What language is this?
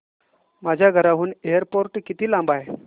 Marathi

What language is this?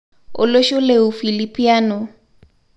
Masai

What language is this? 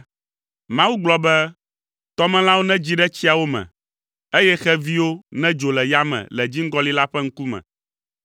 Ewe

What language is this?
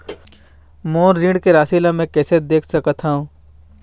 Chhattisgarhi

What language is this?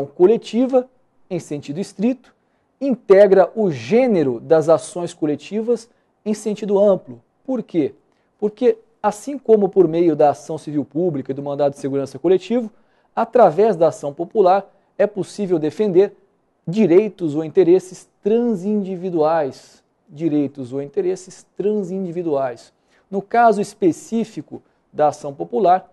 Portuguese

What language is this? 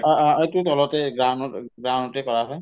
Assamese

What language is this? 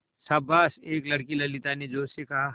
Hindi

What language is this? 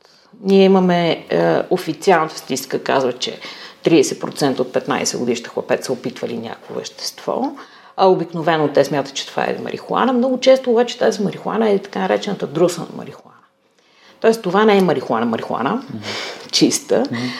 Bulgarian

